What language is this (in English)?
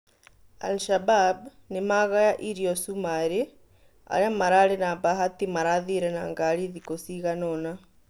Kikuyu